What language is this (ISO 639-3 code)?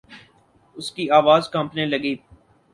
urd